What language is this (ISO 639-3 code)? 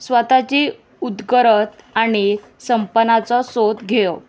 kok